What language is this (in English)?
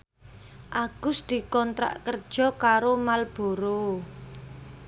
Javanese